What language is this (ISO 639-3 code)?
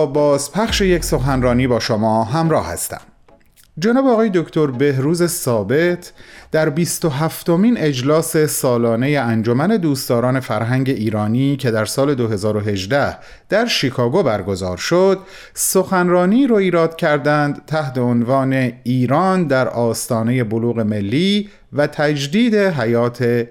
fas